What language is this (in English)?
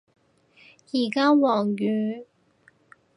Cantonese